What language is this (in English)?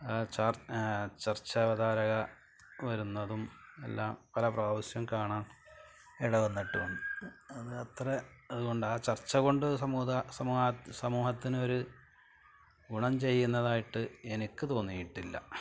Malayalam